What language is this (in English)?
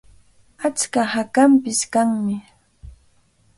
Cajatambo North Lima Quechua